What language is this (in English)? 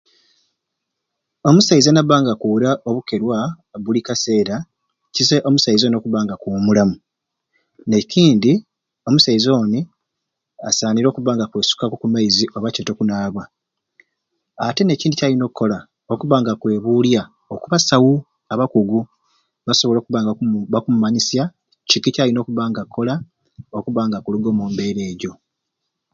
Ruuli